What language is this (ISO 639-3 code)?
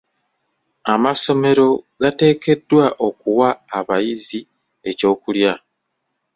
lug